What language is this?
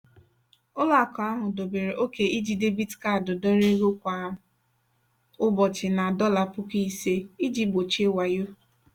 Igbo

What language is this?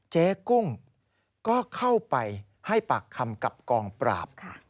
Thai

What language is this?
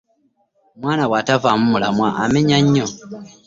Ganda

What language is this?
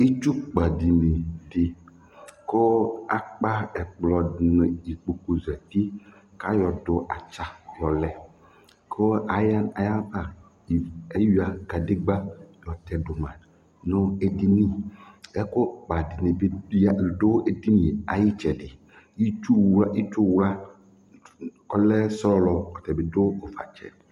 Ikposo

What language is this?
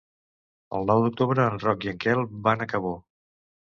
Catalan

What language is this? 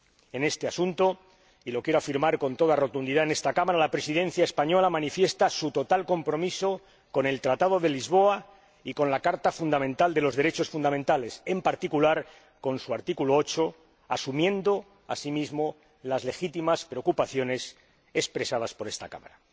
Spanish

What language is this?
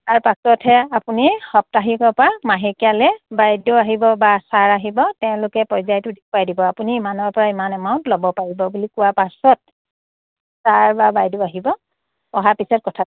Assamese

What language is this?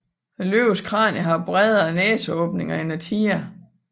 Danish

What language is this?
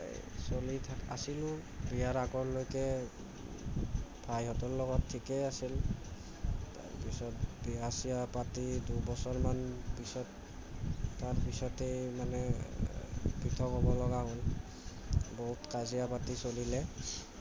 Assamese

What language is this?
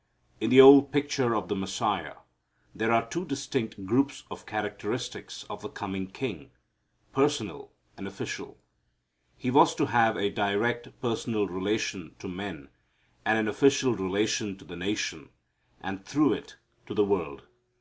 English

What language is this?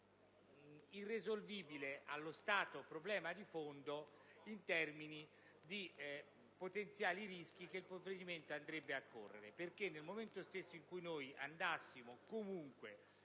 Italian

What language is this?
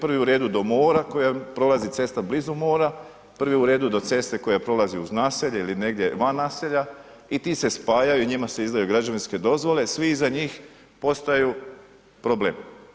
Croatian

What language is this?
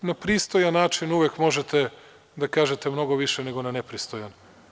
Serbian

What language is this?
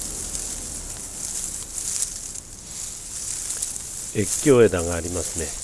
Japanese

